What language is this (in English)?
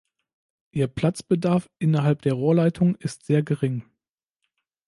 German